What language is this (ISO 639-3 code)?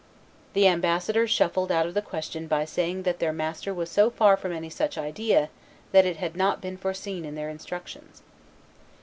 eng